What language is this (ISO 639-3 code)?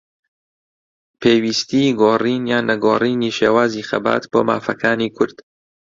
ckb